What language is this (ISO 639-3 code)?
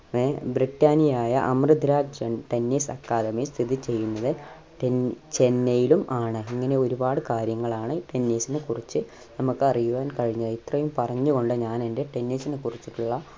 mal